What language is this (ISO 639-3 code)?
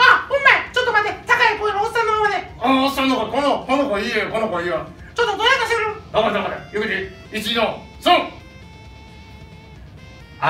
jpn